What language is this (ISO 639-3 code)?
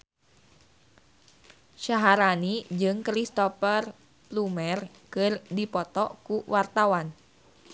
sun